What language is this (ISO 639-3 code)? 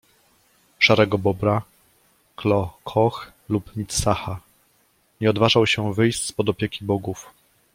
pol